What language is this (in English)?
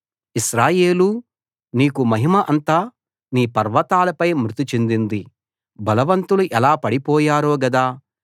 Telugu